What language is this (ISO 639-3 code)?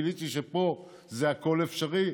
heb